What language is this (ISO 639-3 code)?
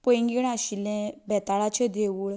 kok